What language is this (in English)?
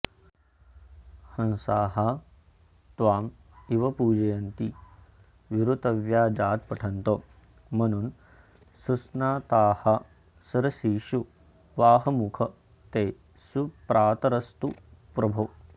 Sanskrit